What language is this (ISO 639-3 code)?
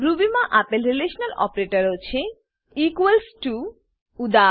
guj